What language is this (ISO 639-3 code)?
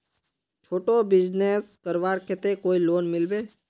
mag